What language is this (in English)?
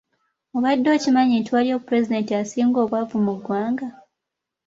Ganda